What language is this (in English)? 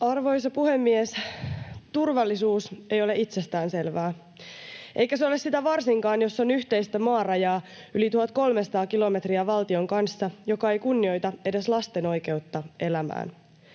Finnish